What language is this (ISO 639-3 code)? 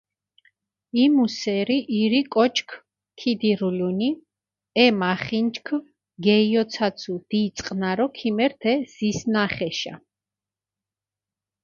xmf